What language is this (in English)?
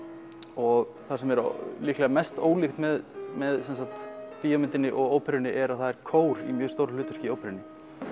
Icelandic